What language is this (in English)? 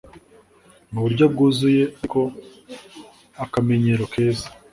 Kinyarwanda